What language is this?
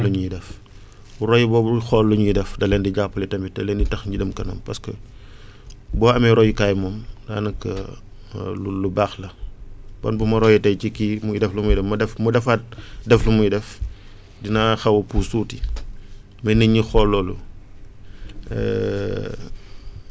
Wolof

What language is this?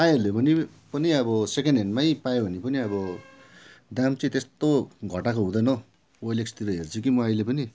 Nepali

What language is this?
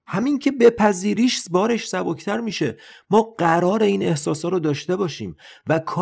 Persian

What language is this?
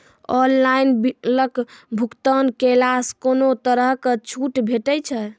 Maithili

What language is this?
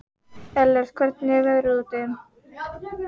Icelandic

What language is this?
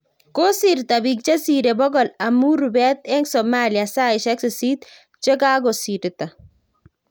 Kalenjin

